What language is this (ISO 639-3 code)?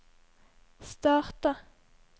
nor